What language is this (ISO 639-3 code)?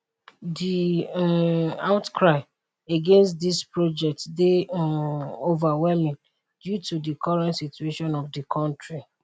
pcm